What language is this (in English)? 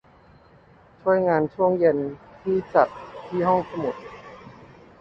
Thai